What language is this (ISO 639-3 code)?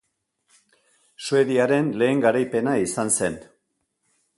eus